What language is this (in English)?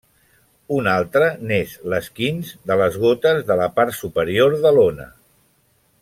Catalan